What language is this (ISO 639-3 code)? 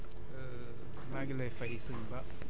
wol